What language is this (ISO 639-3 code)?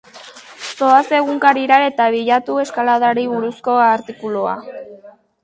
eus